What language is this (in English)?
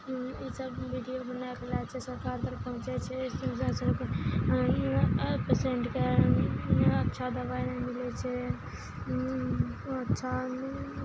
Maithili